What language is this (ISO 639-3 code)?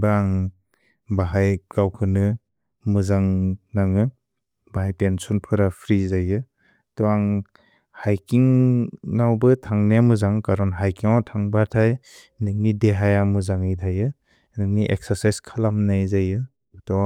brx